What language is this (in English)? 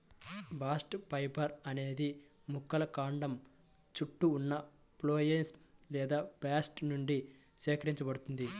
Telugu